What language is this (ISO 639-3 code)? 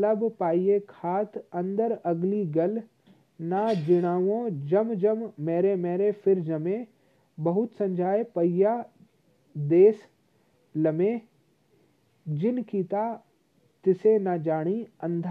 hin